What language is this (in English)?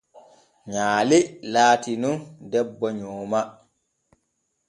Borgu Fulfulde